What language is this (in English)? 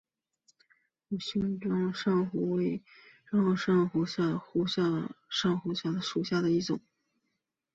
Chinese